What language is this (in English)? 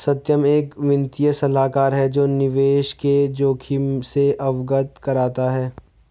Hindi